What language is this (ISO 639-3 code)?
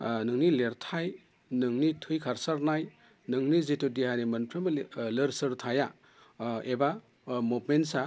brx